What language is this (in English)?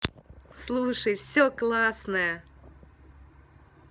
Russian